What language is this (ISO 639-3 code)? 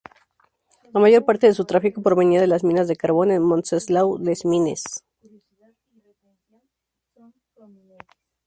spa